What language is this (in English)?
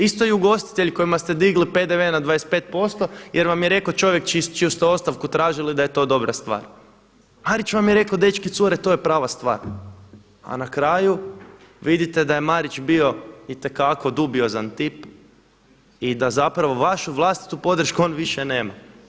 Croatian